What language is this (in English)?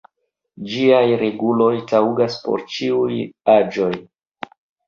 Esperanto